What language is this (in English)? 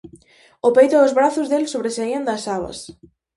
Galician